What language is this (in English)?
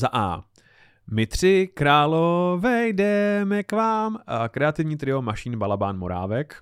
Czech